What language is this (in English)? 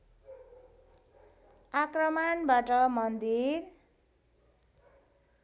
Nepali